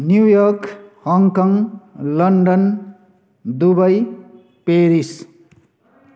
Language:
Nepali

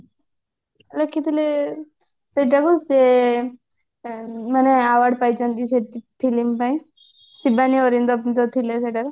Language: Odia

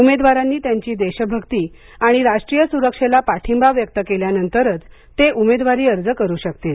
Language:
Marathi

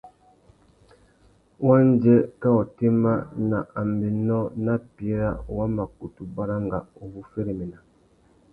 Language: Tuki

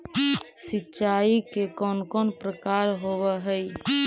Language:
Magahi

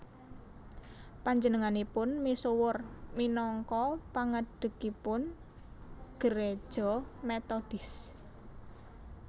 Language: Javanese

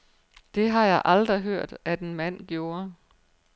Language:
Danish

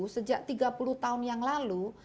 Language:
Indonesian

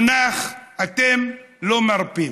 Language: Hebrew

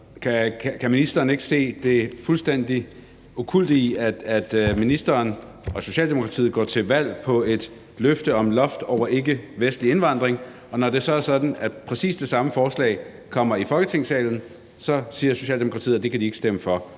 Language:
Danish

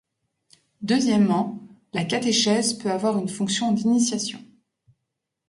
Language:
French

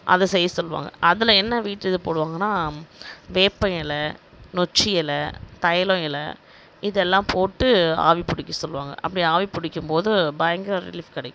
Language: Tamil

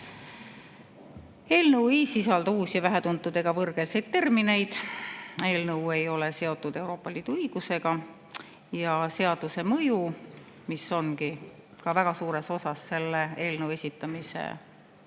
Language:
Estonian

